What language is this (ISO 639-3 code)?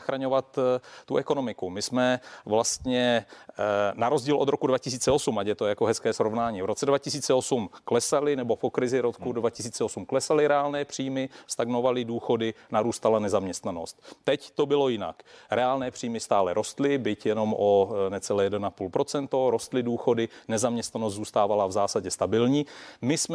ces